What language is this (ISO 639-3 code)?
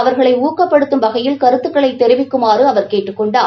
tam